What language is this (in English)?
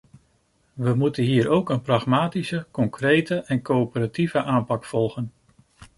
Dutch